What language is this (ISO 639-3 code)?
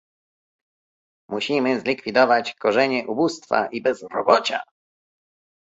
pol